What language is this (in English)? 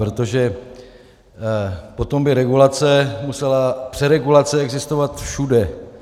Czech